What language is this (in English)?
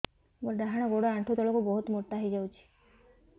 Odia